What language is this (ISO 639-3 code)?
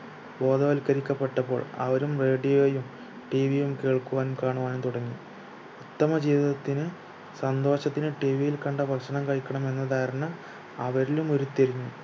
mal